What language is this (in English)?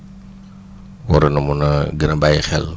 Wolof